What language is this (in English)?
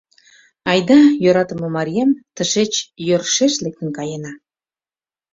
Mari